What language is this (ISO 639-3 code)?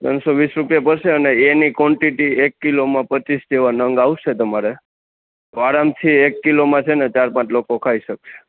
guj